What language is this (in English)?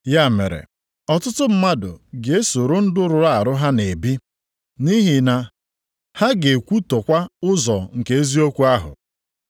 Igbo